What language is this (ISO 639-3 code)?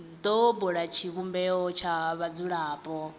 ven